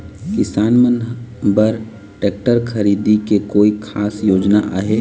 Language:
Chhattisgarhi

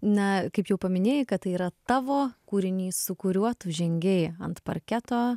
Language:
Lithuanian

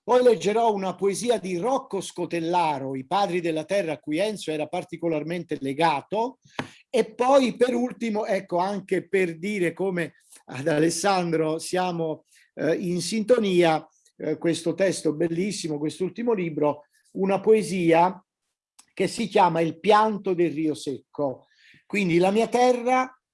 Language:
Italian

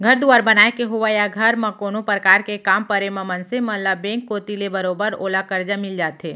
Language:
Chhattisgarhi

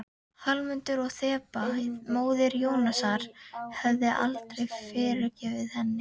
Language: Icelandic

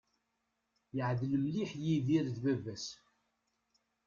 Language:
Kabyle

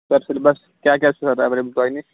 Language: Kashmiri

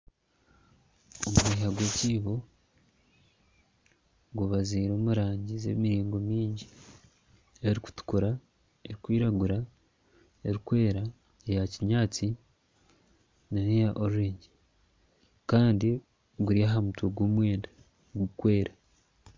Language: Nyankole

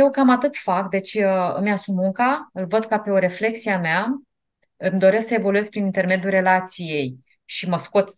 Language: Romanian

